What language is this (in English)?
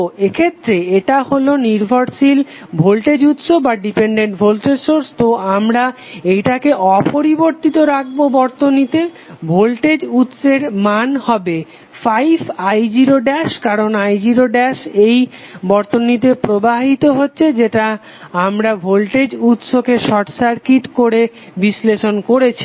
Bangla